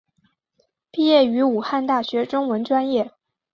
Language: Chinese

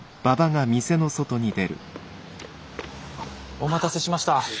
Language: Japanese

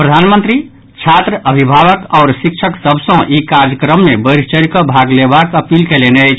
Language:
Maithili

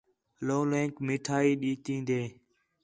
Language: Khetrani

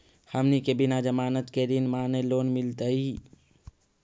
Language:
Magahi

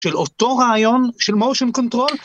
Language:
Hebrew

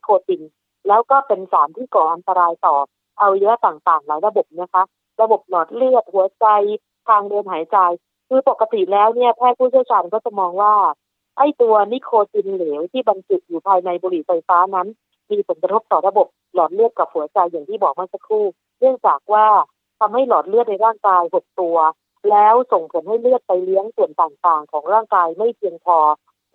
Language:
Thai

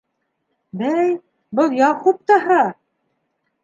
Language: Bashkir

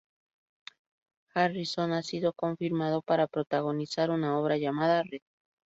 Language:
Spanish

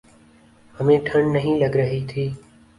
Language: Urdu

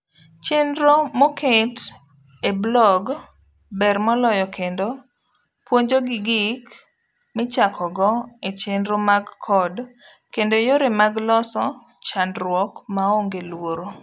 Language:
Luo (Kenya and Tanzania)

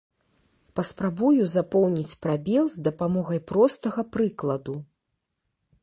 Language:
Belarusian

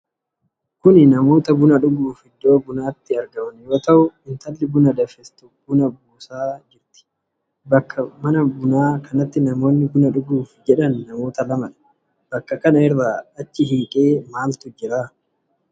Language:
Oromo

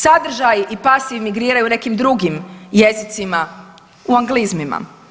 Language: Croatian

